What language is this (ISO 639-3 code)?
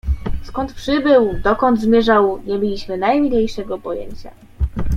pol